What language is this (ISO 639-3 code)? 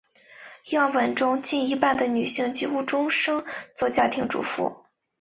zho